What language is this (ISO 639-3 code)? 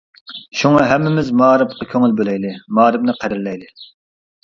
uig